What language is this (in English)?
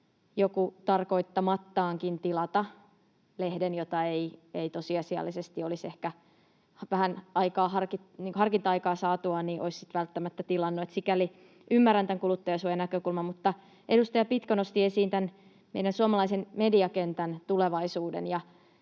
Finnish